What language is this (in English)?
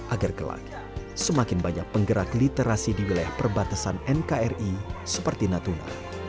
Indonesian